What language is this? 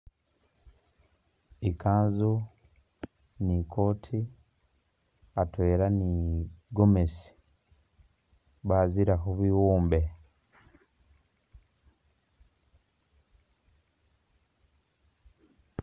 Masaaba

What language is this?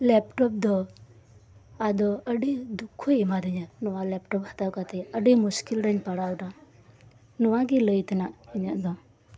Santali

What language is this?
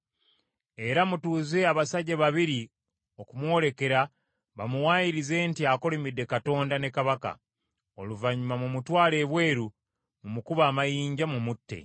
Ganda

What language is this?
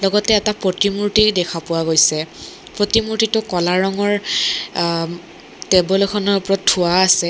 Assamese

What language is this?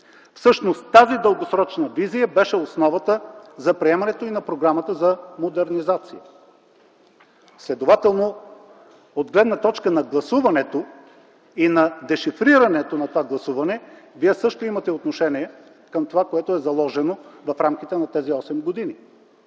Bulgarian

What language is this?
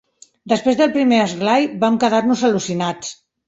Catalan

